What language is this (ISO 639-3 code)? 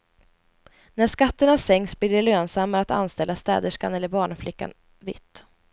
swe